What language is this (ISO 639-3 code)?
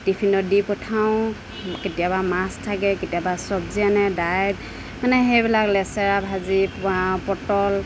asm